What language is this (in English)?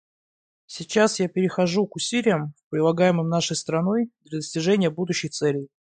Russian